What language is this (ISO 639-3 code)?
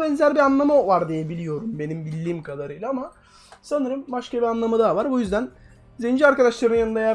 tur